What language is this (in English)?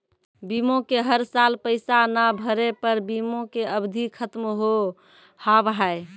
Maithili